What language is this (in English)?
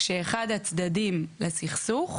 Hebrew